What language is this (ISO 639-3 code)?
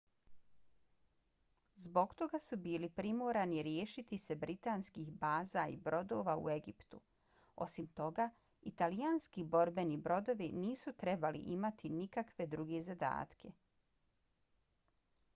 bos